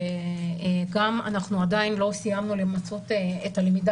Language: Hebrew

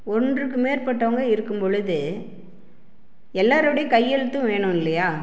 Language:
Tamil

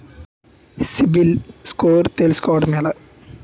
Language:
Telugu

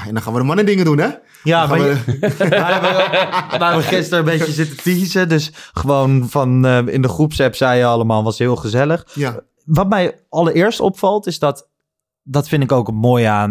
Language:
Dutch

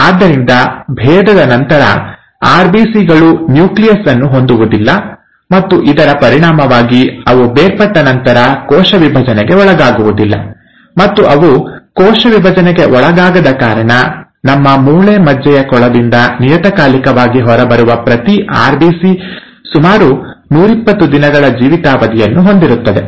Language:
Kannada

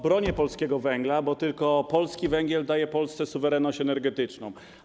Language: Polish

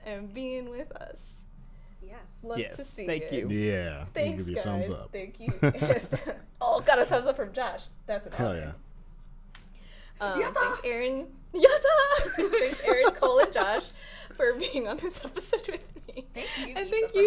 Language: English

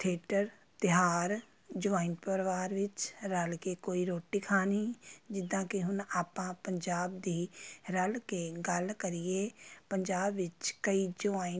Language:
Punjabi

